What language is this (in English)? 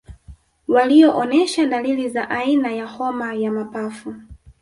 Swahili